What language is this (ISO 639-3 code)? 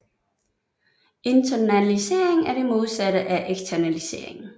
dan